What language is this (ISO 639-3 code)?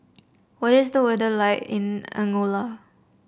eng